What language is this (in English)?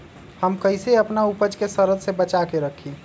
Magahi